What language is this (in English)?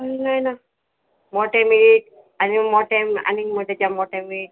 Konkani